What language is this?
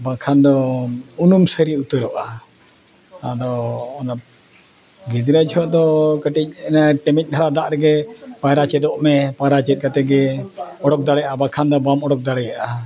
Santali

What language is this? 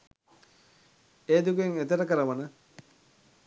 Sinhala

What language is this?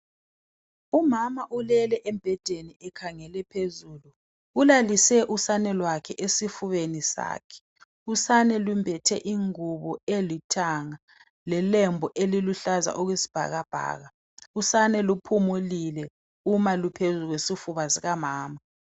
North Ndebele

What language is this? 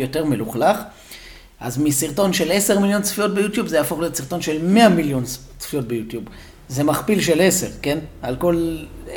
Hebrew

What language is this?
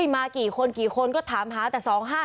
Thai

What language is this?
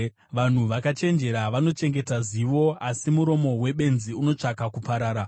Shona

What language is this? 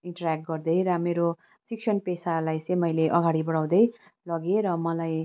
Nepali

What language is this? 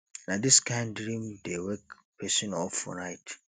Nigerian Pidgin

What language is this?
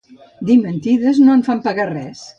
Catalan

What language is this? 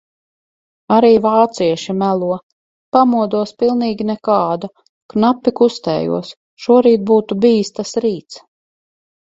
Latvian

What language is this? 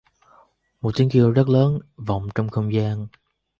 Vietnamese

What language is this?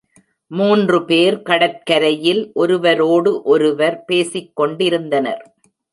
Tamil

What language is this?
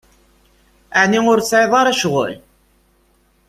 Kabyle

